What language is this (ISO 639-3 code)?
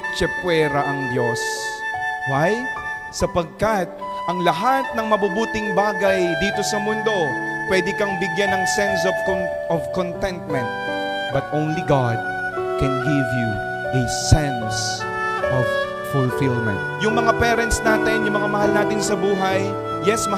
fil